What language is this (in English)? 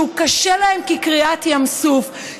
Hebrew